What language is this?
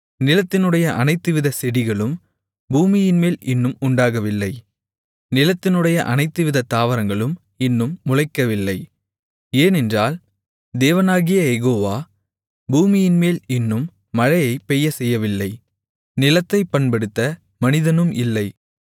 Tamil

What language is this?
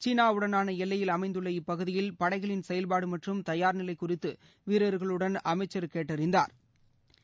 Tamil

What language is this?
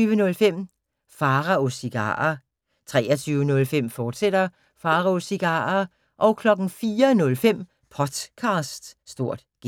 Danish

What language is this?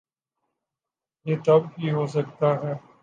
Urdu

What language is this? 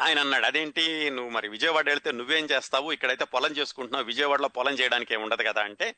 Telugu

